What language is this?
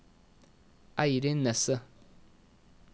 Norwegian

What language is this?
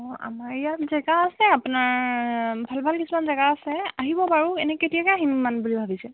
Assamese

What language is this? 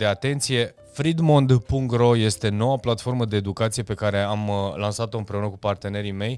Romanian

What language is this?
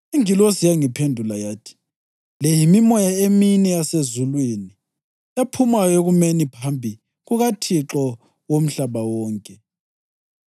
North Ndebele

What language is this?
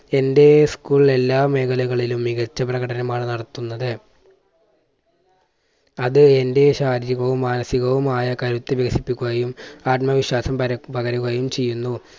Malayalam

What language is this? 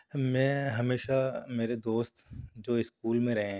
Urdu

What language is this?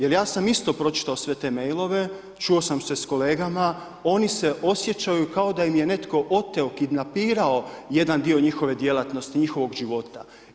Croatian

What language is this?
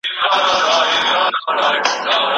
Pashto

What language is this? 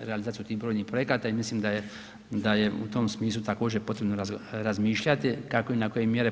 Croatian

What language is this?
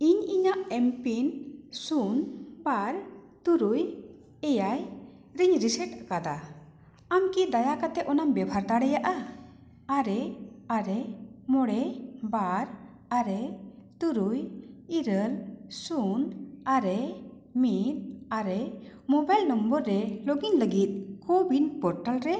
Santali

